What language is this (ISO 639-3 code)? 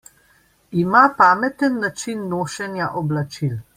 slv